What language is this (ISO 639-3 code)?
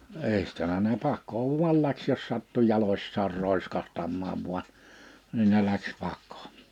fin